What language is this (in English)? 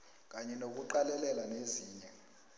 South Ndebele